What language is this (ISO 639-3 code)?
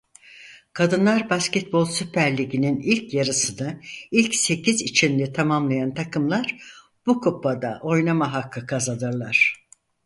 tur